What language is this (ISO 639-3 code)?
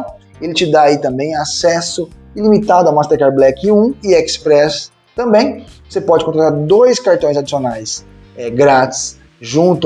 por